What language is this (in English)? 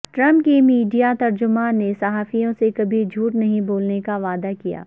Urdu